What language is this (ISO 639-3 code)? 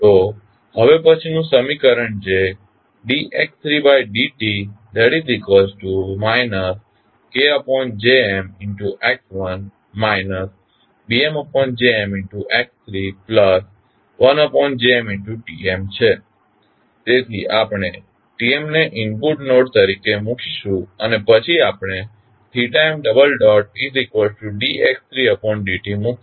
guj